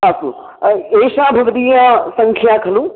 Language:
Sanskrit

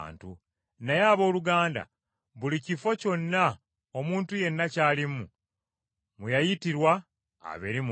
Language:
Ganda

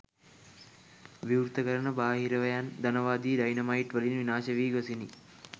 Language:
Sinhala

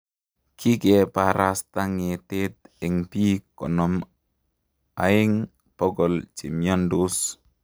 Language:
Kalenjin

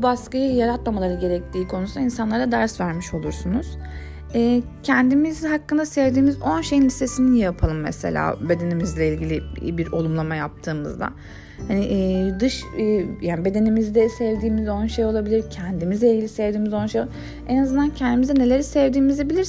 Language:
Turkish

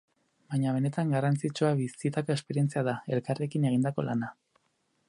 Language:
Basque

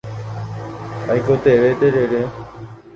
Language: Guarani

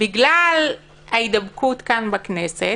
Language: Hebrew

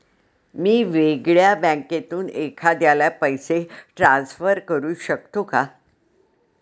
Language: Marathi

